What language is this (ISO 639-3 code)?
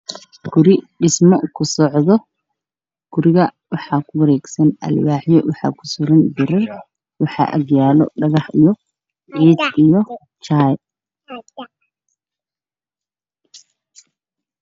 som